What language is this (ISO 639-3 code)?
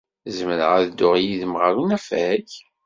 kab